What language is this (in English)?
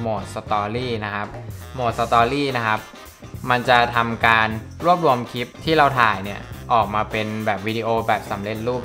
Thai